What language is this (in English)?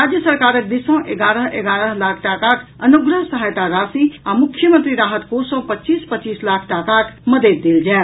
Maithili